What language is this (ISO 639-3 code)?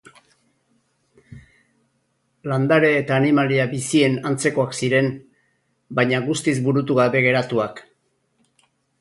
eus